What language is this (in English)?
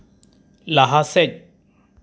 Santali